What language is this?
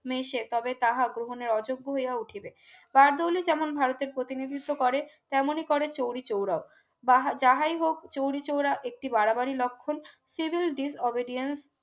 Bangla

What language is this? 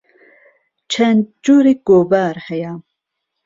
Central Kurdish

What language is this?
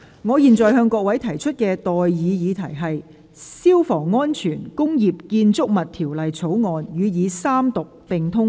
Cantonese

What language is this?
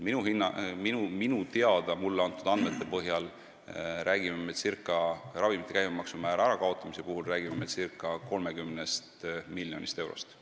Estonian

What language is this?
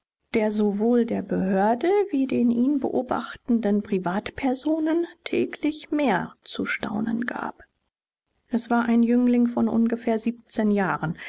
German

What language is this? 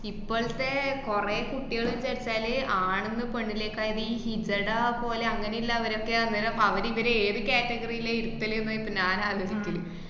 Malayalam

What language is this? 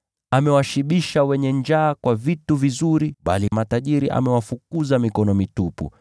Swahili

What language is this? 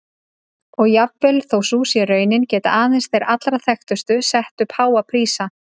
Icelandic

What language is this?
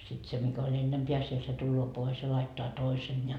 Finnish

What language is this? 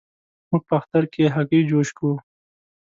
Pashto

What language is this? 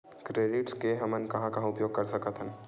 Chhattisgarhi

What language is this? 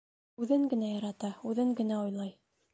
Bashkir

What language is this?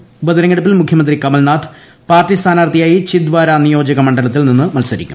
Malayalam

